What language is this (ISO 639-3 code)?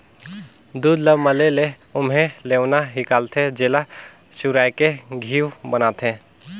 hne